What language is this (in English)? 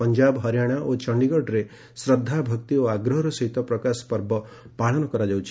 Odia